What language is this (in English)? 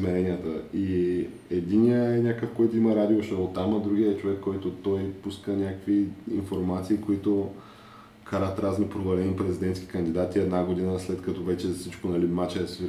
Bulgarian